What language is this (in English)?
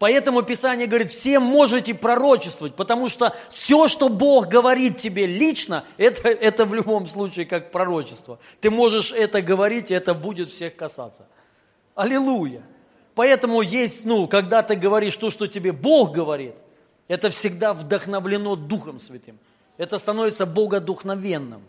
Russian